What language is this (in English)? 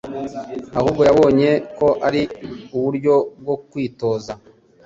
Kinyarwanda